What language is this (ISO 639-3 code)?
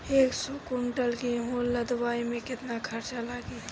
bho